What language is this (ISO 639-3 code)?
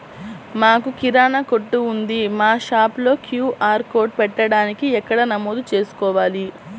tel